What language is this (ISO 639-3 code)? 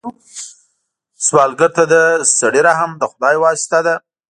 pus